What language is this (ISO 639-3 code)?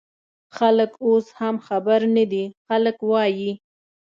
pus